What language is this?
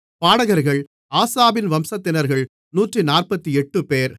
Tamil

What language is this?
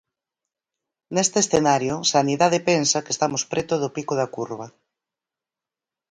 Galician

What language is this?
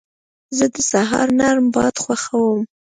Pashto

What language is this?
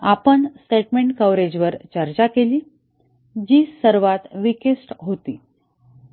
Marathi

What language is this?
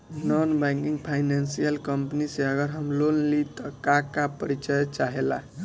Bhojpuri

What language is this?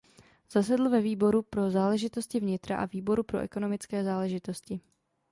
Czech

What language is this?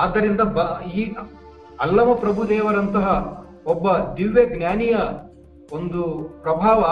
Kannada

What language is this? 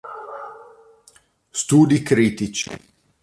Italian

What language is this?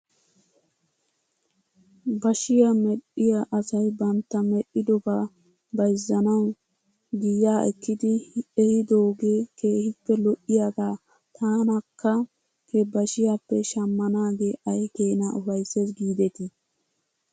Wolaytta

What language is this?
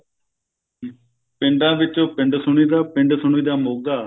Punjabi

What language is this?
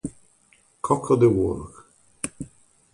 Italian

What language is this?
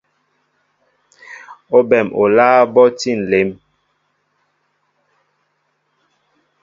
Mbo (Cameroon)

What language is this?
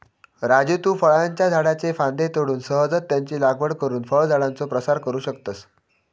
Marathi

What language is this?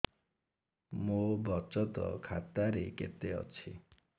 Odia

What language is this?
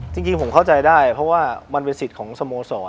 Thai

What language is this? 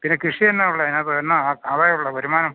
Malayalam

